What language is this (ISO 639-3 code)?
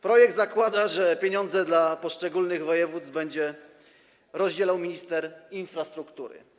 pol